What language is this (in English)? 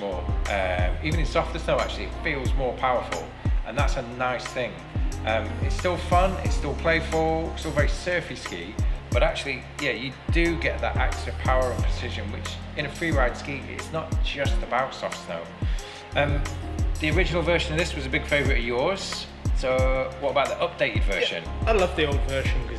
English